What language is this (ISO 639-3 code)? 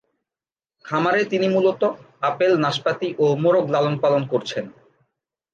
ben